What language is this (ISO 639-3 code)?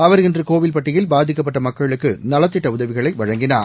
tam